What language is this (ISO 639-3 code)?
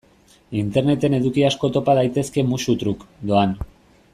eus